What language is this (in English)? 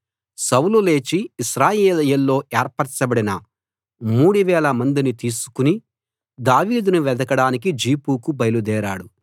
Telugu